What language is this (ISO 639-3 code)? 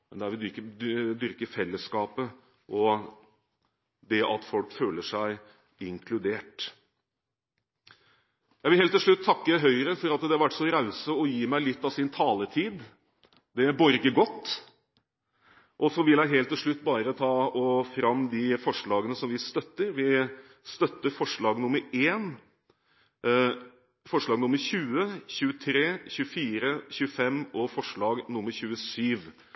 nob